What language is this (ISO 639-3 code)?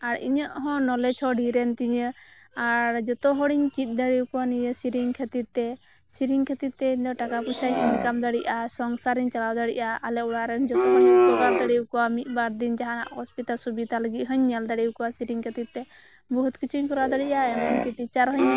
sat